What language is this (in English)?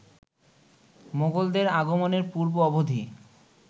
Bangla